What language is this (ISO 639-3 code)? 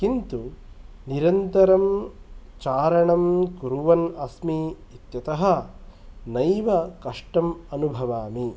san